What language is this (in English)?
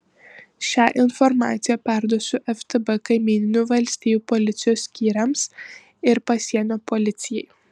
Lithuanian